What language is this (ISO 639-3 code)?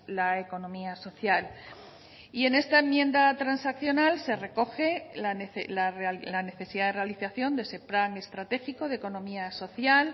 spa